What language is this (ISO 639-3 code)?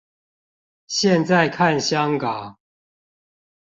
zho